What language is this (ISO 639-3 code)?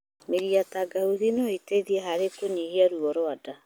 kik